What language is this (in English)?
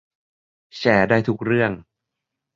Thai